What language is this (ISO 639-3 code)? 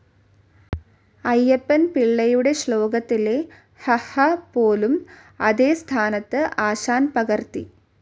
mal